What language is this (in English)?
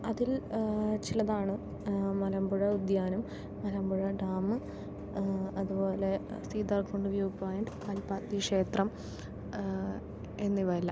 Malayalam